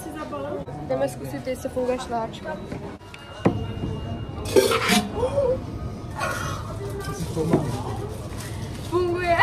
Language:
Czech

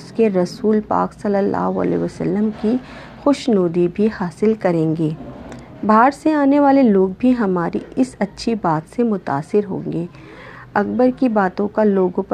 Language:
Urdu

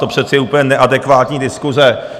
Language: Czech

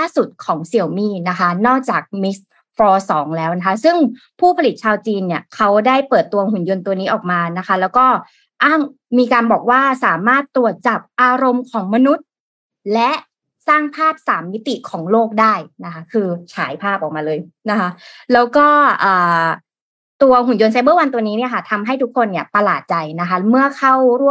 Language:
Thai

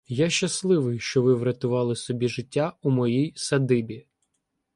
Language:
Ukrainian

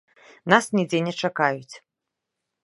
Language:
Belarusian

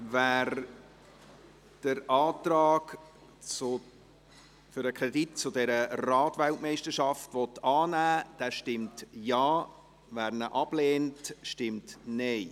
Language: Swiss German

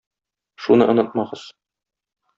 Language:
Tatar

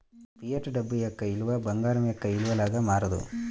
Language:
Telugu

